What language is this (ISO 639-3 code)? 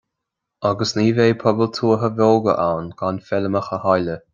gle